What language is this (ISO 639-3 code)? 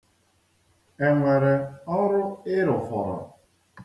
ibo